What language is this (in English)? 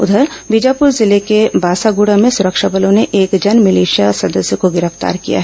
Hindi